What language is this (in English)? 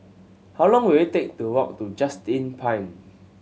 English